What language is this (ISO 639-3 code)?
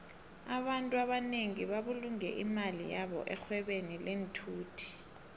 nbl